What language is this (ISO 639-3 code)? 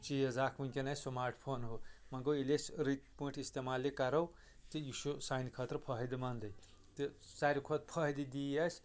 kas